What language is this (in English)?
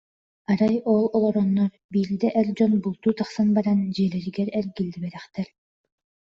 Yakut